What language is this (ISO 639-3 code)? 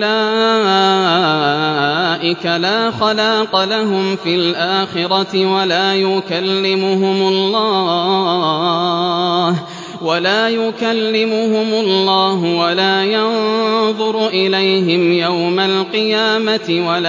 ara